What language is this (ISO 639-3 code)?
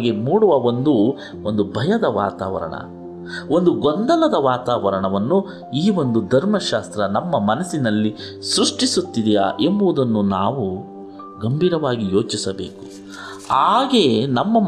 kan